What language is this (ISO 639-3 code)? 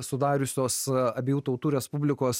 lit